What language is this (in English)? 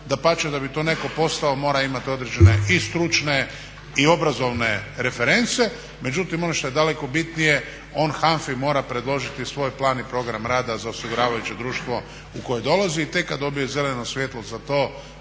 Croatian